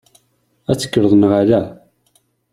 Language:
Kabyle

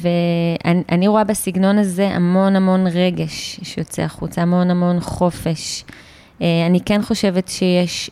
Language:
Hebrew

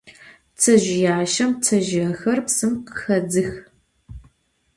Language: Adyghe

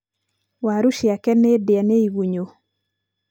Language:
Kikuyu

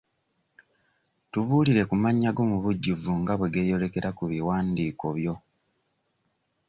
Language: Ganda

